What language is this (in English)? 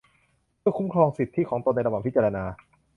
Thai